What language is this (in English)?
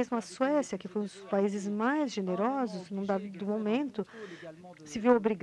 Portuguese